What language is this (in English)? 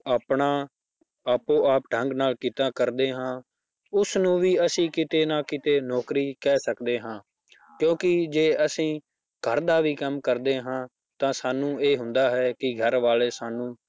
Punjabi